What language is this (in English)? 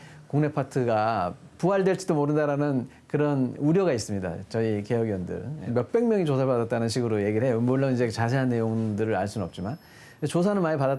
Korean